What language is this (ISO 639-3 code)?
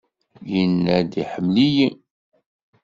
kab